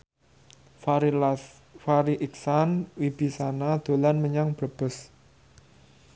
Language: Javanese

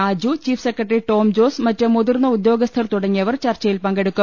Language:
Malayalam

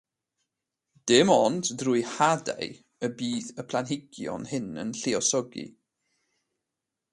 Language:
Welsh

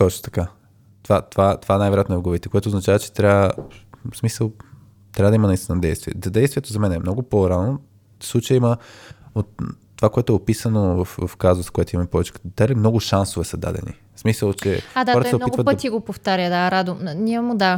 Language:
Bulgarian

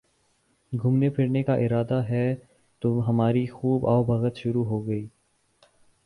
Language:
Urdu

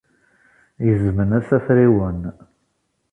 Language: Kabyle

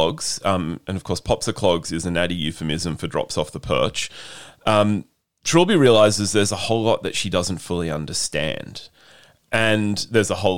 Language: English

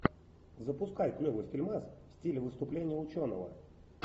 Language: Russian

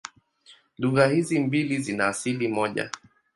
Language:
Swahili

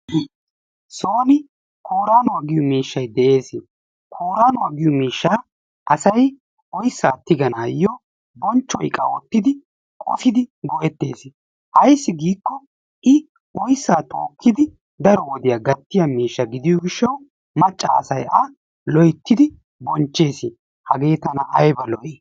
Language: Wolaytta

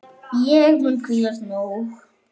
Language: Icelandic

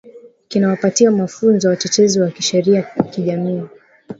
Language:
Swahili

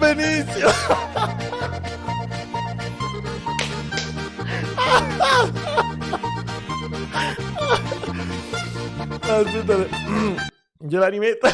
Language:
Italian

